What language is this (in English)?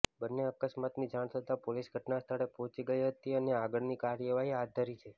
Gujarati